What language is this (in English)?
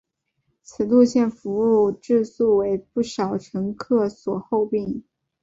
Chinese